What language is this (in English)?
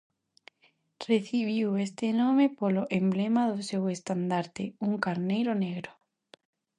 Galician